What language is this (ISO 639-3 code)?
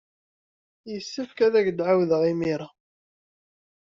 kab